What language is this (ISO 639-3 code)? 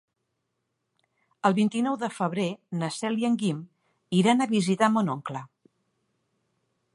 cat